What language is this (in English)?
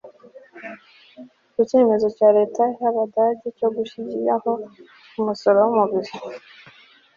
Kinyarwanda